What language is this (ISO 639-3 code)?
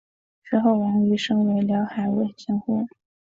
zho